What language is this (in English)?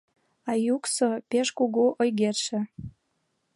Mari